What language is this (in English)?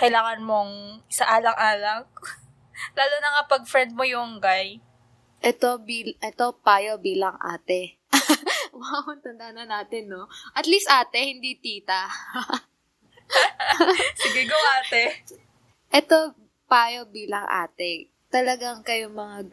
Filipino